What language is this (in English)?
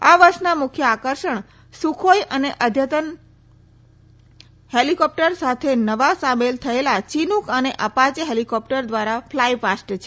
Gujarati